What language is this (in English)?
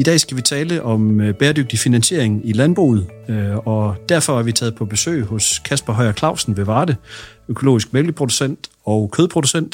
Danish